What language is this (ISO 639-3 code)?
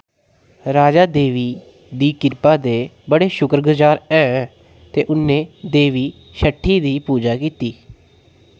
doi